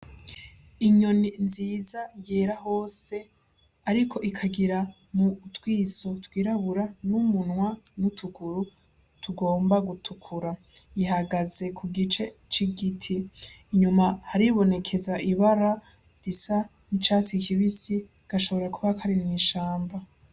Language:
Rundi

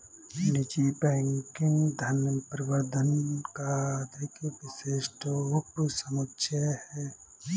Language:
Hindi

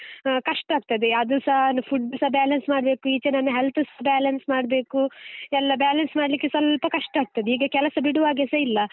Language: Kannada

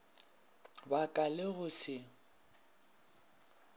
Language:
Northern Sotho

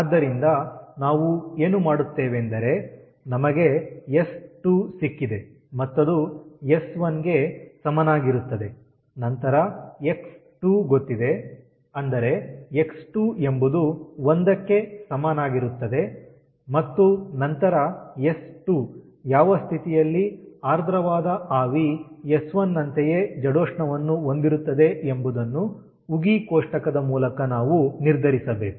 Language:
Kannada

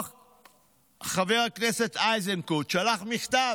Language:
Hebrew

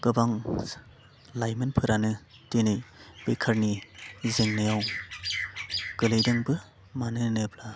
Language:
Bodo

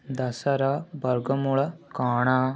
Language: Odia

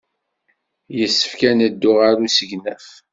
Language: Kabyle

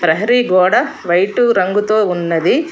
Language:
Telugu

